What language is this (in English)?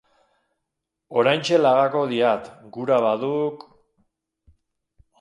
Basque